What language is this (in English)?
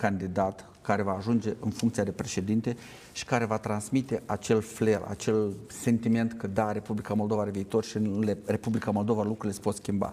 Romanian